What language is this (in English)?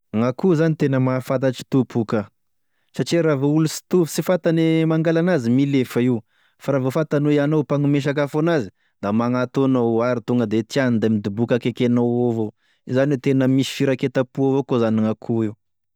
Tesaka Malagasy